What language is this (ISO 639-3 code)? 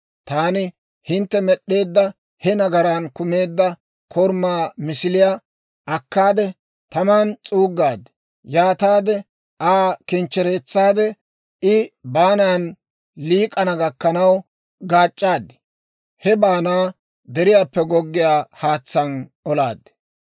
dwr